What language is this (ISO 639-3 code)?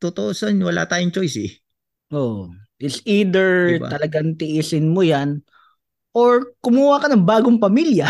fil